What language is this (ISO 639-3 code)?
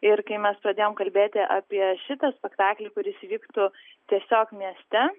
lit